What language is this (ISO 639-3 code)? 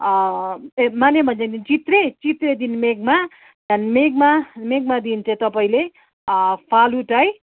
nep